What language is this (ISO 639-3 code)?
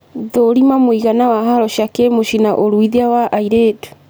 kik